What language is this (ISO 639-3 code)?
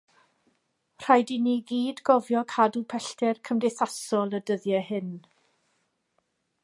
cym